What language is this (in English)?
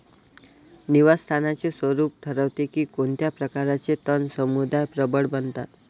Marathi